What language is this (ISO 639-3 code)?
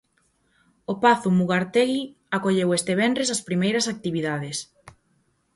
glg